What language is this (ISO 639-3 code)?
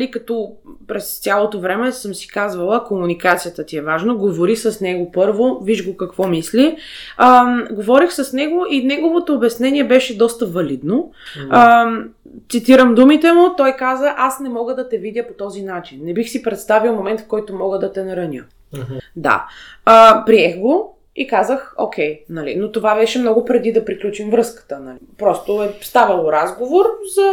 bul